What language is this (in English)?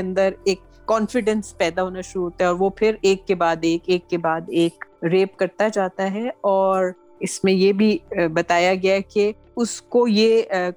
Urdu